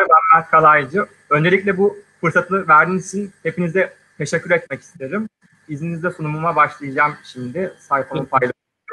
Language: Turkish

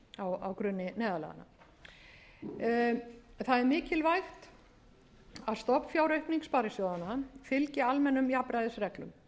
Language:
Icelandic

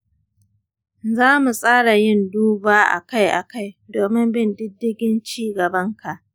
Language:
Hausa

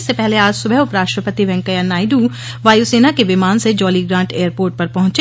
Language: Hindi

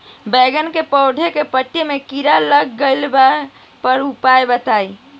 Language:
Bhojpuri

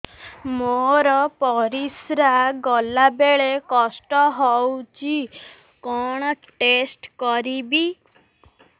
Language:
Odia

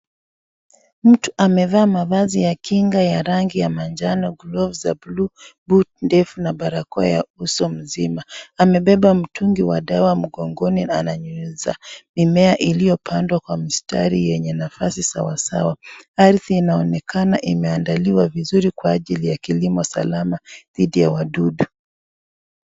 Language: Swahili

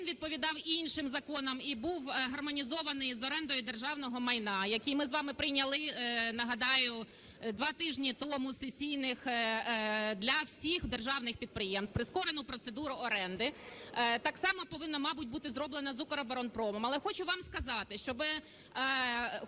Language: Ukrainian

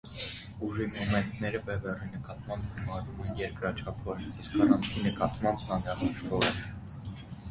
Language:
Armenian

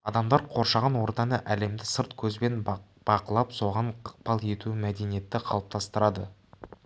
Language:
Kazakh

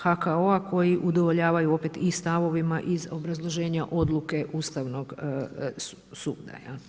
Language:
Croatian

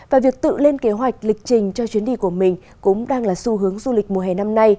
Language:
Vietnamese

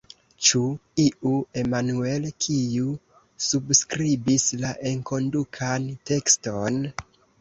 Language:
Esperanto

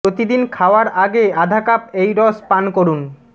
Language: Bangla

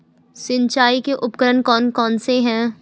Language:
Hindi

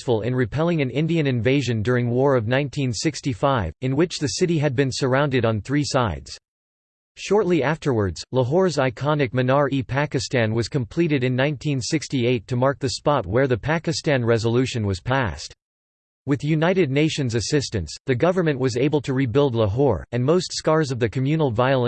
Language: English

